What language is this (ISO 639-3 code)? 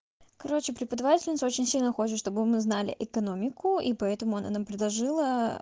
rus